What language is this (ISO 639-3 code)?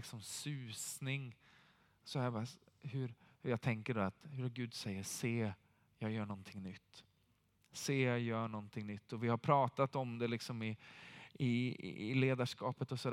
swe